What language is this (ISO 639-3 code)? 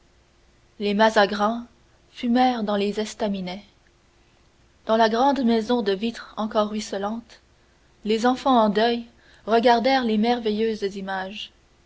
fra